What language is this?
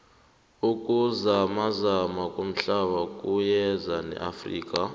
South Ndebele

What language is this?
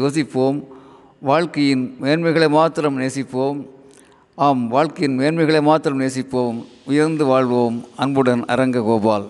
Tamil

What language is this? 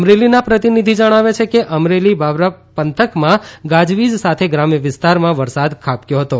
Gujarati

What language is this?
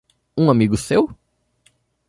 Portuguese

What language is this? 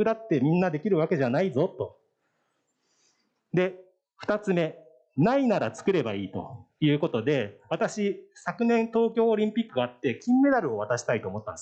Japanese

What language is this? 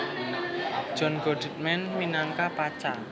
Javanese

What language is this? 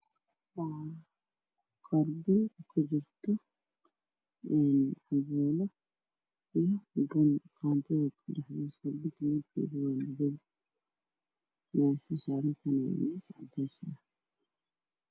Somali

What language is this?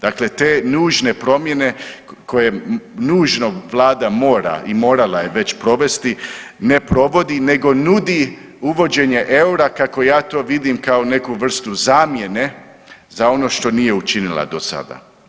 Croatian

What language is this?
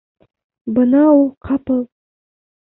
Bashkir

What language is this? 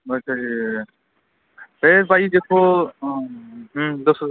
Punjabi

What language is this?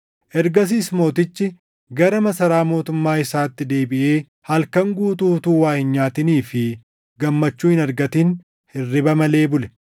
Oromo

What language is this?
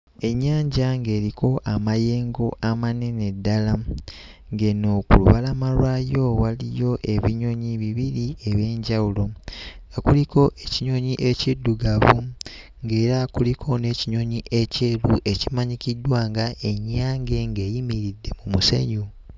Ganda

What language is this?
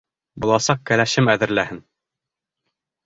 Bashkir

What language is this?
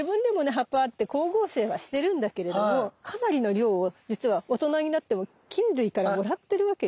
Japanese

